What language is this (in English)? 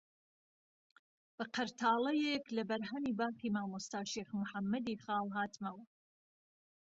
Central Kurdish